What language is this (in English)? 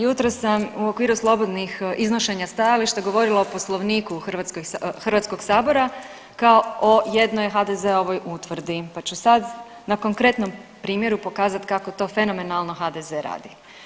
Croatian